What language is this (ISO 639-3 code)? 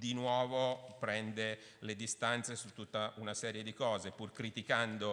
ita